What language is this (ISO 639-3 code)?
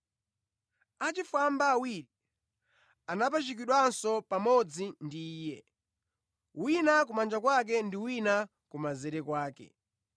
nya